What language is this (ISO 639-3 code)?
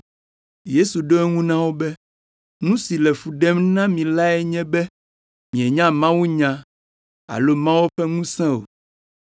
ewe